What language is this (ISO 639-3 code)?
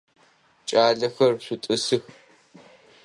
ady